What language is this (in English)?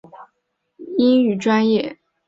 Chinese